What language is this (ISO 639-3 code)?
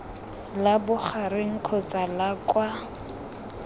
tsn